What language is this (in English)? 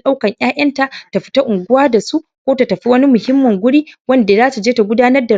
Hausa